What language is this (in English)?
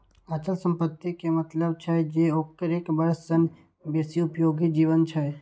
Maithili